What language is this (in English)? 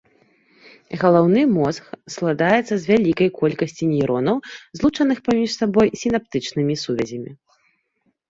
Belarusian